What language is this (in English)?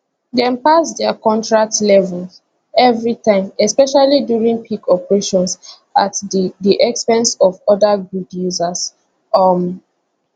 Nigerian Pidgin